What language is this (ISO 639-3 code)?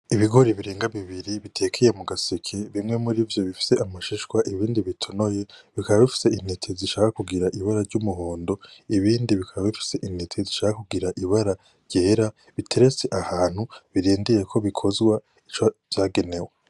run